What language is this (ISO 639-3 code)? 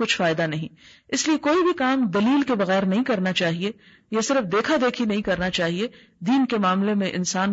urd